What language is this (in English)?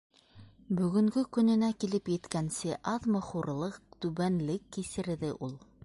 Bashkir